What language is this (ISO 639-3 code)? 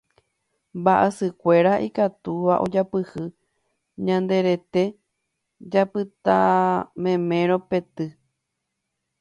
grn